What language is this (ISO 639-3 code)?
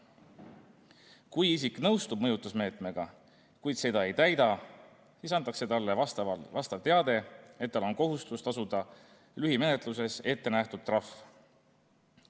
est